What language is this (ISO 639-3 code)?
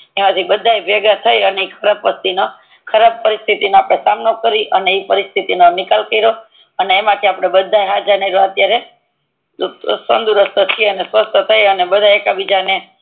guj